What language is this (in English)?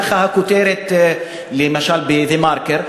Hebrew